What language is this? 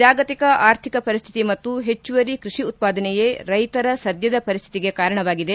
Kannada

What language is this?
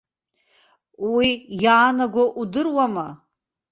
Abkhazian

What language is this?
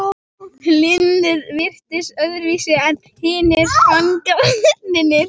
Icelandic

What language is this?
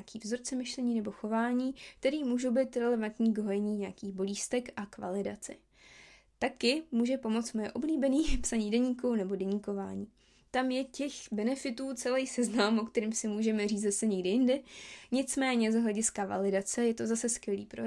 Czech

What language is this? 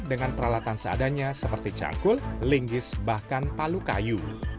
Indonesian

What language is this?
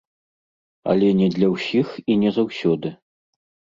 Belarusian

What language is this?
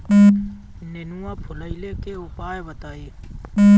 Bhojpuri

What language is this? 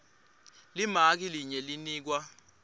Swati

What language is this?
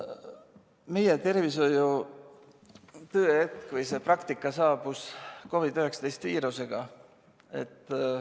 Estonian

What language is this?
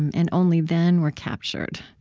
English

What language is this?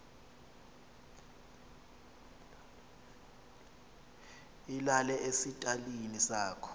Xhosa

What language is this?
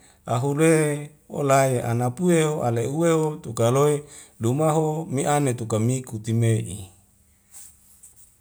Wemale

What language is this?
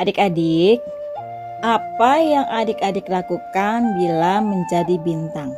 Indonesian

